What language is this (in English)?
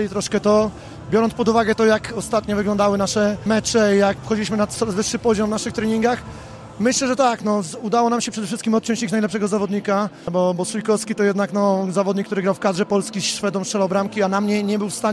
Polish